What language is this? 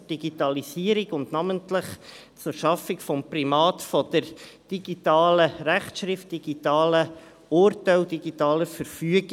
Swiss German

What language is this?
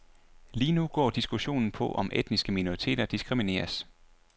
Danish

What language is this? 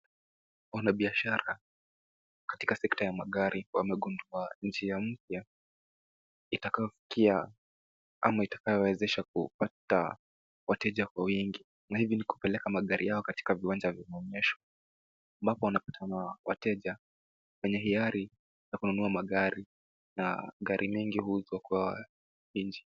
Swahili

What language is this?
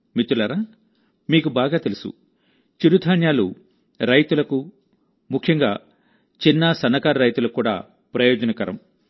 Telugu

